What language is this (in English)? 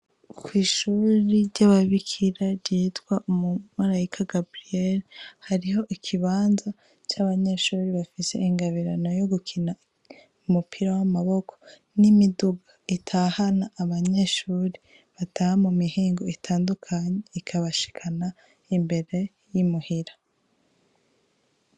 Rundi